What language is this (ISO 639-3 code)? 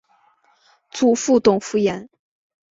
zho